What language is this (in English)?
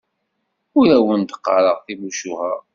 Kabyle